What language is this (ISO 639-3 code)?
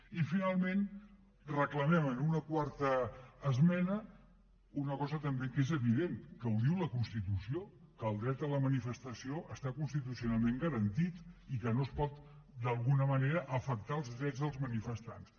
cat